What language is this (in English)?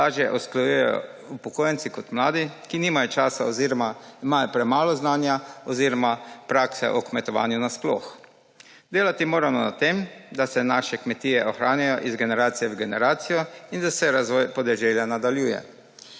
Slovenian